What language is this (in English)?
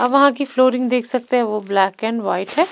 Hindi